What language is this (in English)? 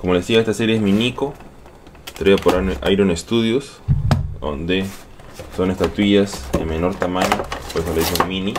Spanish